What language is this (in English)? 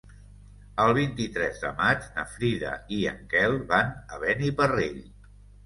Catalan